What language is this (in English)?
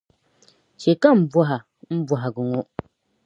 Dagbani